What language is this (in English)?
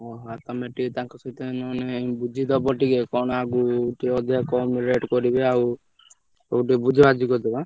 Odia